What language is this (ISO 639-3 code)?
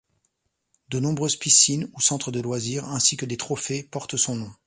fra